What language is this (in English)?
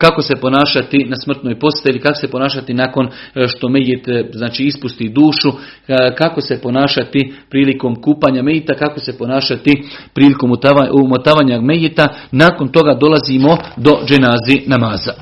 Croatian